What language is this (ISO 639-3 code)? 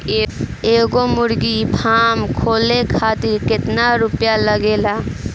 bho